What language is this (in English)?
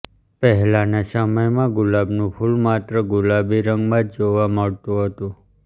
Gujarati